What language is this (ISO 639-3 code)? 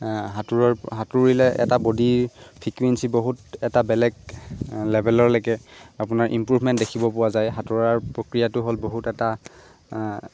asm